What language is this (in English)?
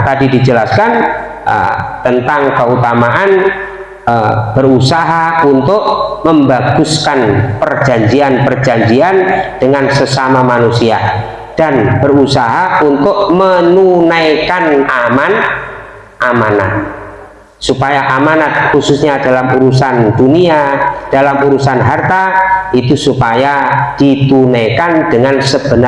Indonesian